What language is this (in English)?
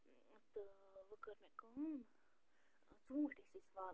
Kashmiri